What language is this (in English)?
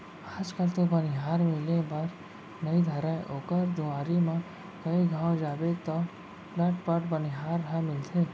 Chhattisgarhi